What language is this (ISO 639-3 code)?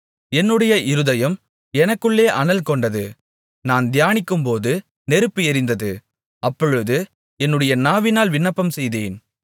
tam